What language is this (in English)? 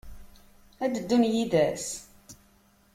Kabyle